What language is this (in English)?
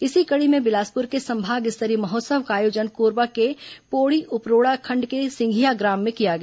Hindi